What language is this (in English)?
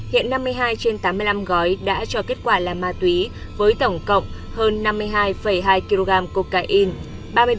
Vietnamese